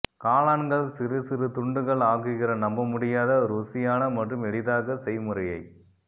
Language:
Tamil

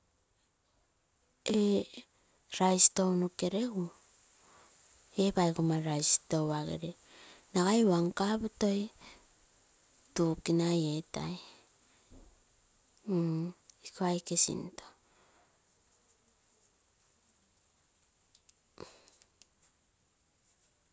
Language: Terei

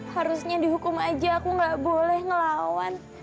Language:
Indonesian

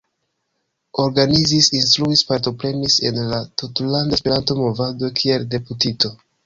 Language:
Esperanto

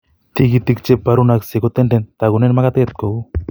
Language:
Kalenjin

